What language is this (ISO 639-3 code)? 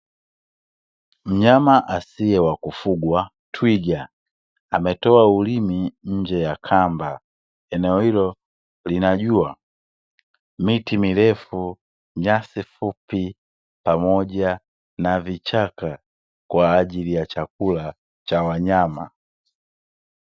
swa